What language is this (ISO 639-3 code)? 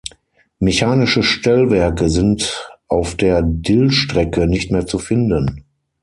deu